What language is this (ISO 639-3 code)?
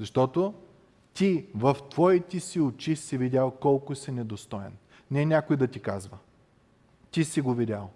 bul